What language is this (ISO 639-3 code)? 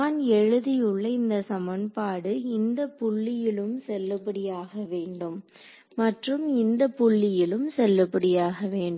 tam